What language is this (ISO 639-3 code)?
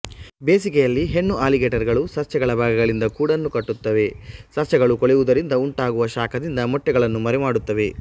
kan